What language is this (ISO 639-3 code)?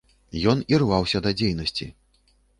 bel